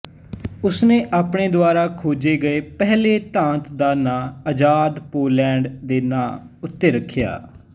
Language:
Punjabi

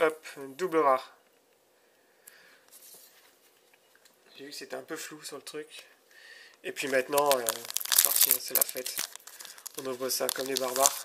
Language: French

